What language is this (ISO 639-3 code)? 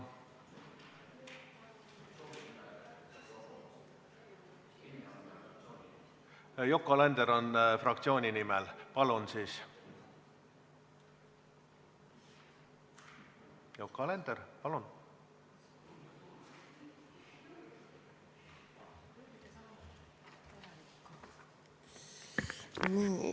est